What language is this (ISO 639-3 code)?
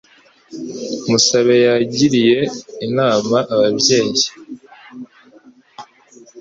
kin